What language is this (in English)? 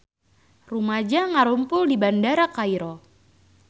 Sundanese